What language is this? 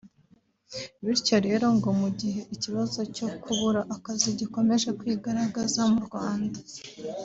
Kinyarwanda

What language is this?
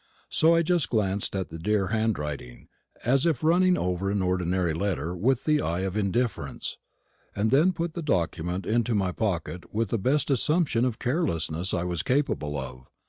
English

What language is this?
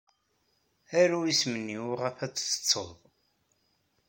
Kabyle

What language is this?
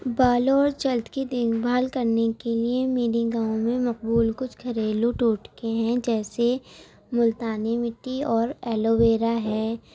Urdu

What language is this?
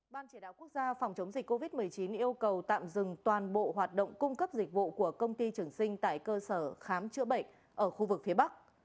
Vietnamese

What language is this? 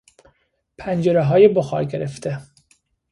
Persian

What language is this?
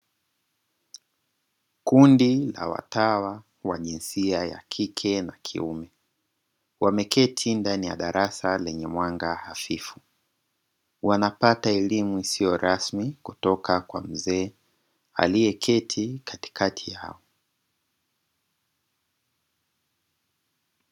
Swahili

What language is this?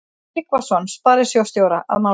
Icelandic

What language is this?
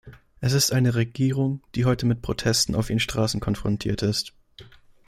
German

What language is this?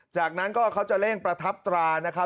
Thai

